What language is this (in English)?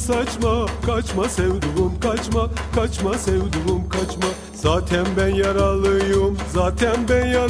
Turkish